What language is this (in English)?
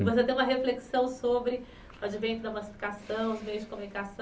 Portuguese